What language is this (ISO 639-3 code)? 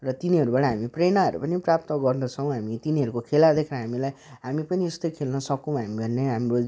nep